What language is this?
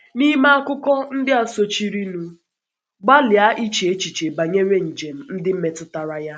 Igbo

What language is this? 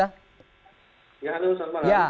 Indonesian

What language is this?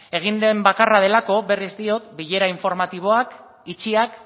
Basque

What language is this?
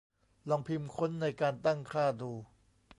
Thai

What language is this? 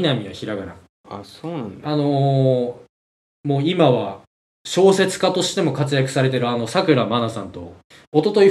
Japanese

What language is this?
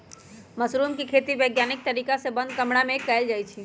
Magahi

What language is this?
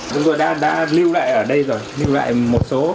Vietnamese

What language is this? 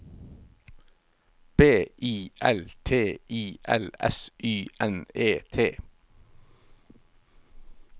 Norwegian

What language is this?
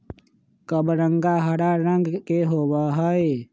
Magahi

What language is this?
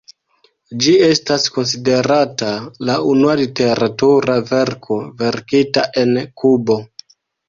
Esperanto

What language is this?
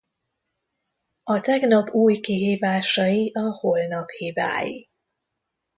Hungarian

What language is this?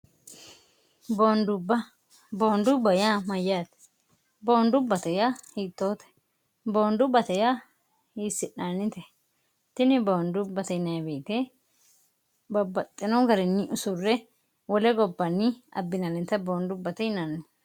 Sidamo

